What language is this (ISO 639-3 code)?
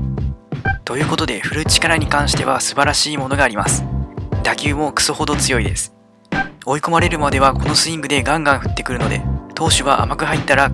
jpn